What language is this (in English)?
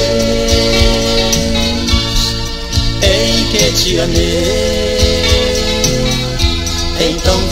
Portuguese